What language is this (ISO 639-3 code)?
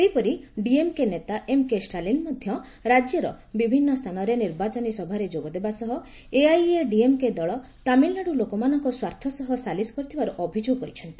ori